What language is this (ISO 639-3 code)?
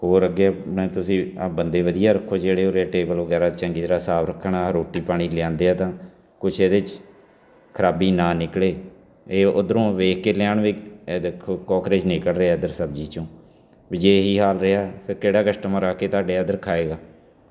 pan